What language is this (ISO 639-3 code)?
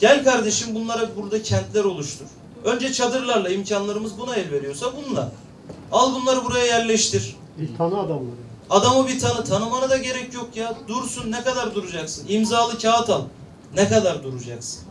tur